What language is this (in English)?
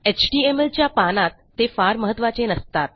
Marathi